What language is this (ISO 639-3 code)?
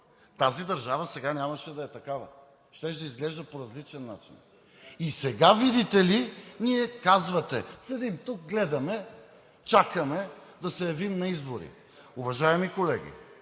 bul